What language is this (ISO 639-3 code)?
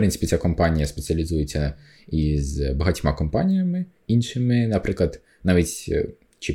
ukr